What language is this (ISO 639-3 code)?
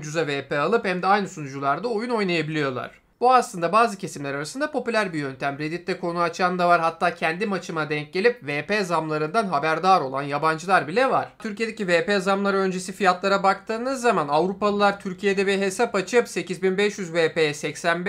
tur